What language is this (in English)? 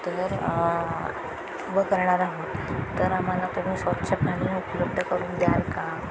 Marathi